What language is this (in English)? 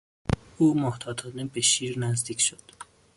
Persian